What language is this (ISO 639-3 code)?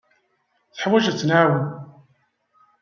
kab